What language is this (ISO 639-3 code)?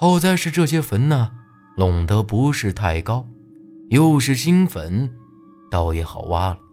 zho